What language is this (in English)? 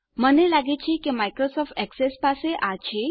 Gujarati